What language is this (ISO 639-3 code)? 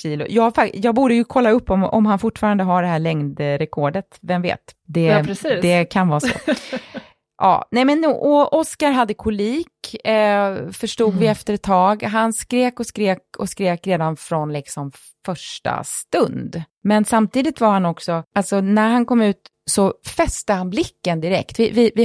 swe